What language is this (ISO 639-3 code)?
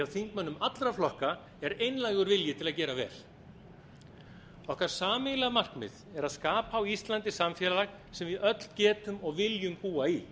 isl